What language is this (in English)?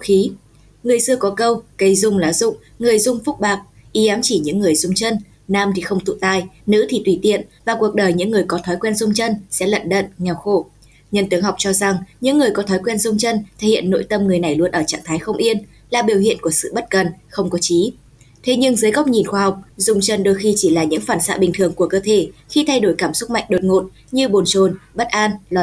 Vietnamese